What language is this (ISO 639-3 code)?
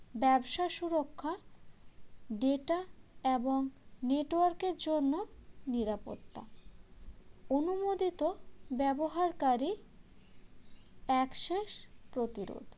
ben